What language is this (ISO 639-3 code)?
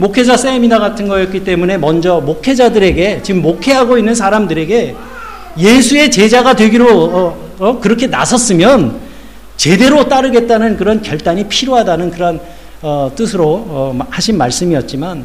kor